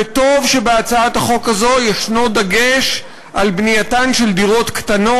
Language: Hebrew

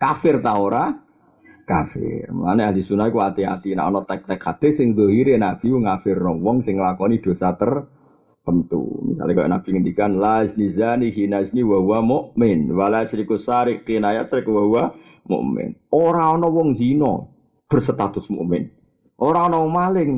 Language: Malay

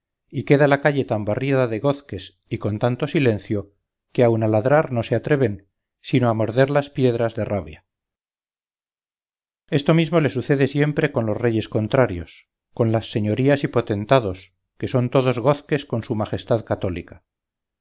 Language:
Spanish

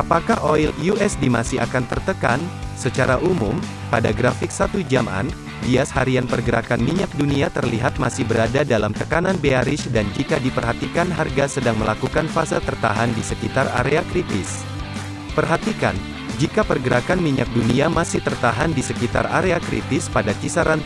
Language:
Indonesian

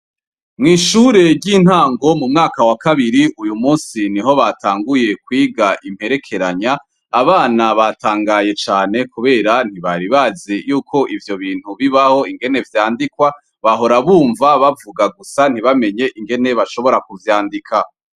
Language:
Rundi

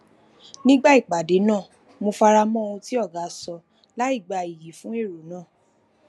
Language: Yoruba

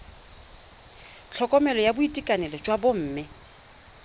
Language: Tswana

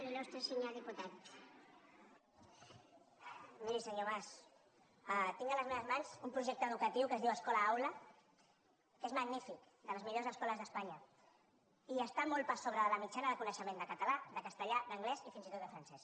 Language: Catalan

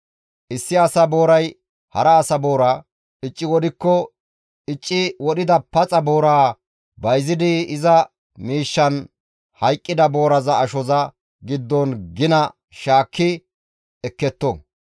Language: Gamo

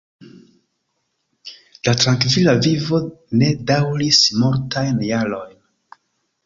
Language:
Esperanto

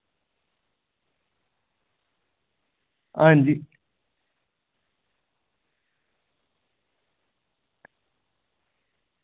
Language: Dogri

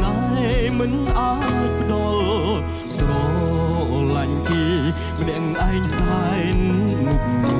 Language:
Vietnamese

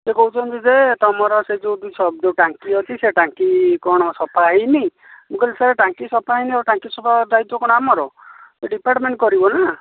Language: Odia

